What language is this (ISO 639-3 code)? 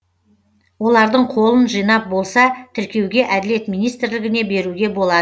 kaz